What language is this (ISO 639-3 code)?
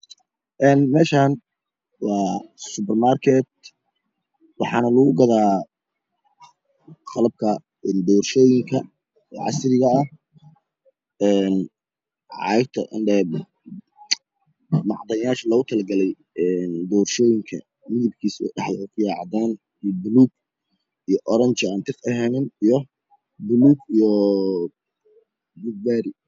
som